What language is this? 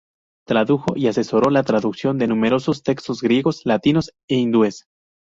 Spanish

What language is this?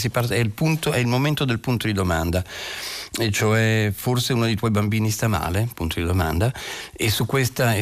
Italian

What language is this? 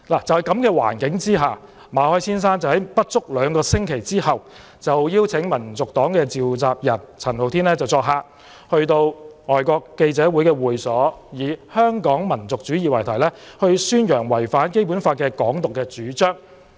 Cantonese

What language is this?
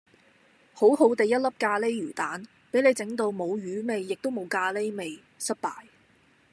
Cantonese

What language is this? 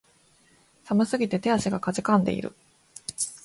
Japanese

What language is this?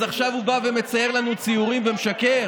Hebrew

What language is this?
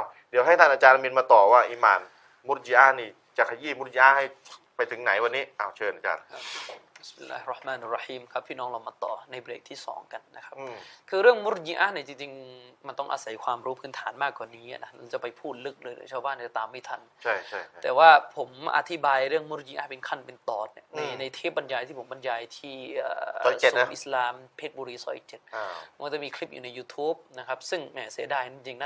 Thai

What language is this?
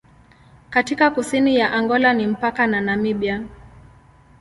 Swahili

